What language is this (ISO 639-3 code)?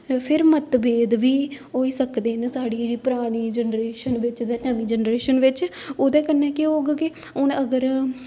doi